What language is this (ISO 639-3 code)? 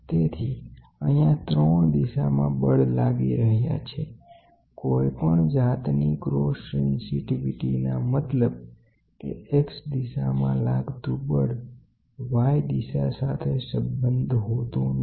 guj